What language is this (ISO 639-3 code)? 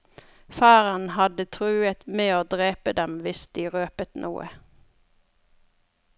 nor